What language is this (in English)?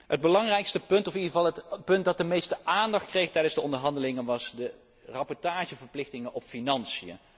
Dutch